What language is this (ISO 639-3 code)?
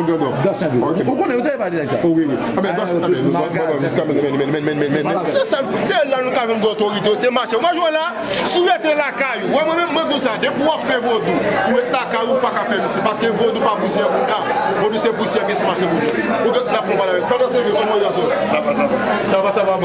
fra